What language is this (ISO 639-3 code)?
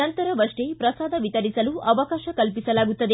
kan